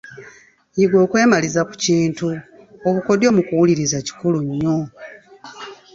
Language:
Ganda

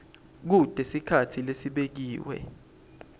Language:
Swati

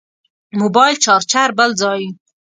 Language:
Pashto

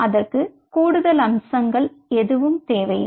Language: Tamil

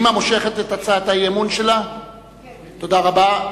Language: Hebrew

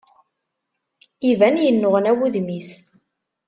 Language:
Kabyle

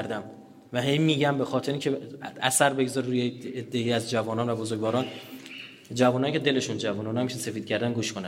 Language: Persian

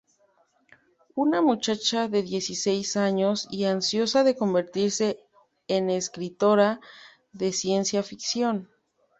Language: Spanish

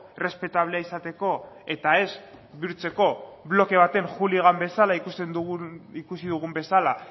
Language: Basque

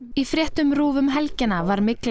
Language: Icelandic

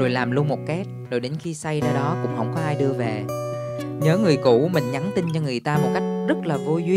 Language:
Vietnamese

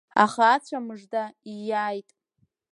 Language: Abkhazian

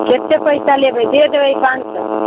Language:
Maithili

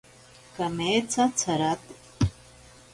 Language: Ashéninka Perené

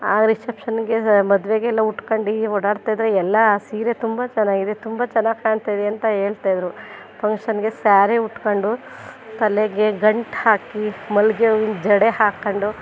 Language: Kannada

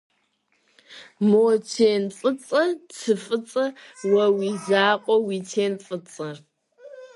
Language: Kabardian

